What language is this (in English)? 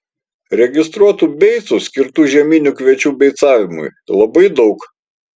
Lithuanian